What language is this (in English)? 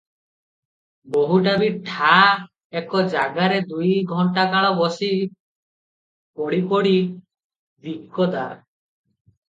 Odia